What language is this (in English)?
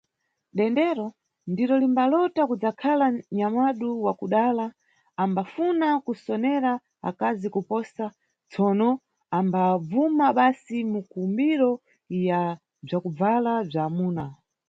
Nyungwe